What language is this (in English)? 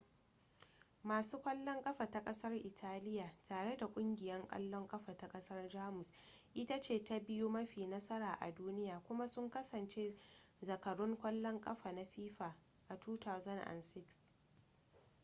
Hausa